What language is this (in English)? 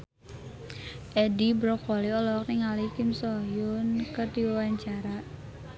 Sundanese